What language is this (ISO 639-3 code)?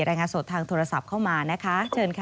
tha